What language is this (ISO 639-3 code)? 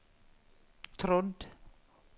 nor